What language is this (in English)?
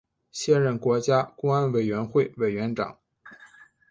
Chinese